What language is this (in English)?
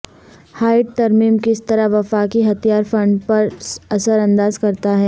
Urdu